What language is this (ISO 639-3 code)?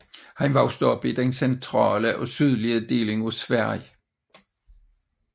dan